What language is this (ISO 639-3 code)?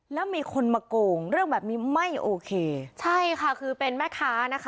tha